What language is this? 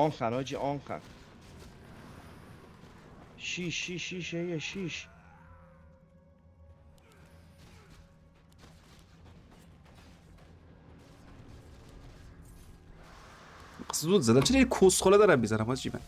Persian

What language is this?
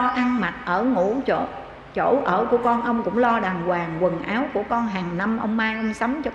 Vietnamese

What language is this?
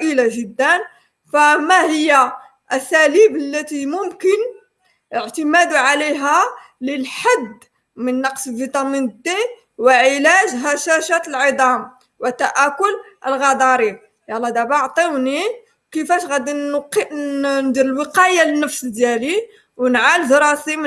Arabic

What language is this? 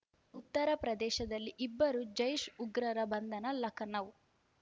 Kannada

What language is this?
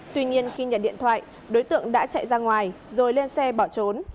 Vietnamese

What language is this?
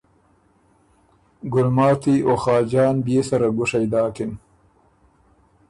Ormuri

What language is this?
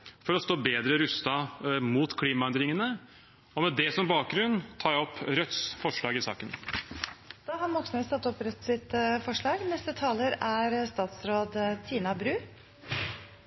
Norwegian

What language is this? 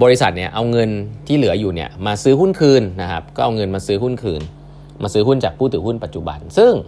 Thai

